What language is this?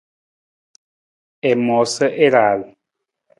Nawdm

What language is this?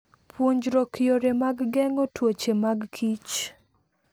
Luo (Kenya and Tanzania)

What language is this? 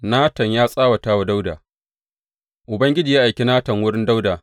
Hausa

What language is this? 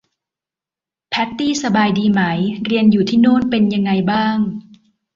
Thai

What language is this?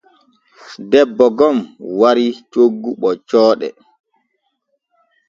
Borgu Fulfulde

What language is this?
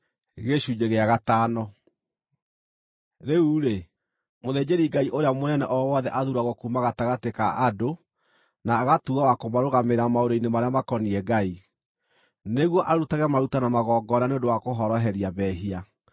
Kikuyu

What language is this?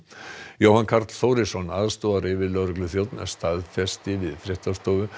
Icelandic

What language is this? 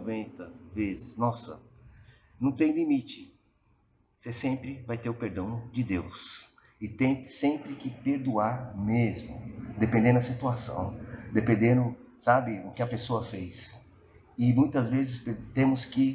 Portuguese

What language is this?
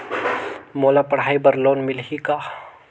Chhattisgarhi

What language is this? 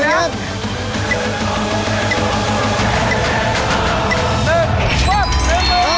Thai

